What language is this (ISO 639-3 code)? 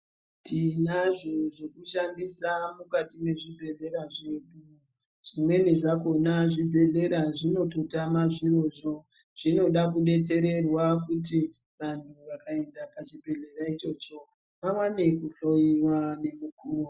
ndc